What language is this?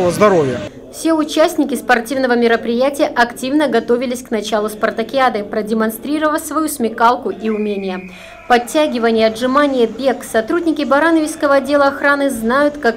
Russian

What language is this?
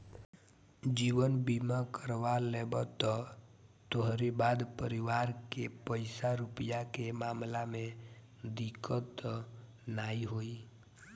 Bhojpuri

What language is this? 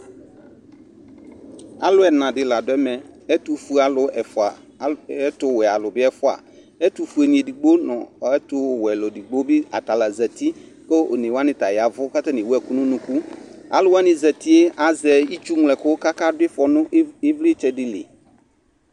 Ikposo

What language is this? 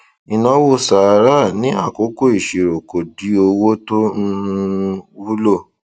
Yoruba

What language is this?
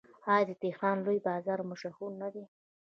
Pashto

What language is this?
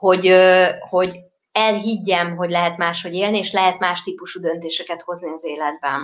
Hungarian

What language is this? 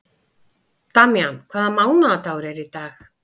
Icelandic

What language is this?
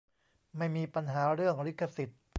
Thai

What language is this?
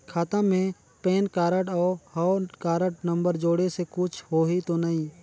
Chhattisgarhi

